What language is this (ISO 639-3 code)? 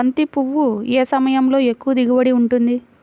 tel